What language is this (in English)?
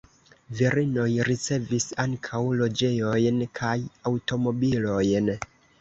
Esperanto